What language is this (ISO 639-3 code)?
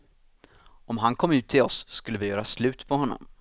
swe